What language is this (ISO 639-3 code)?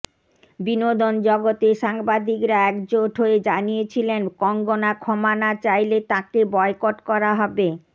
ben